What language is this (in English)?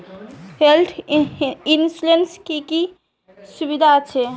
Bangla